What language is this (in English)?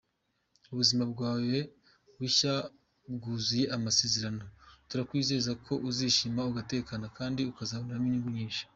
Kinyarwanda